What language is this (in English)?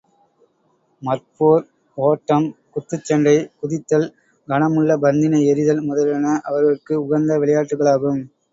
Tamil